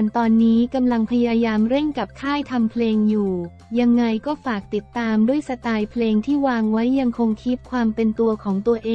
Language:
Thai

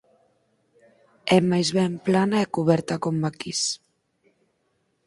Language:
Galician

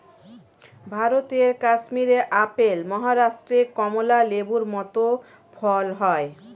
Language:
Bangla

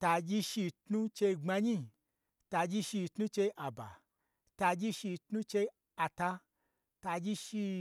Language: Gbagyi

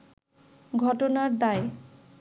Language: Bangla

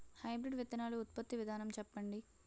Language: Telugu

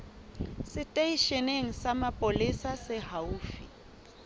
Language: Southern Sotho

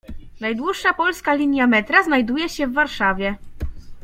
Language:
Polish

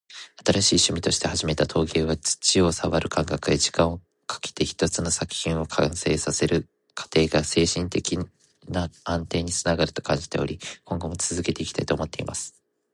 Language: Japanese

